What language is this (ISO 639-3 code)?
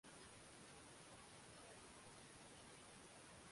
swa